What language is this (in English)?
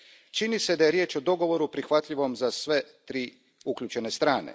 Croatian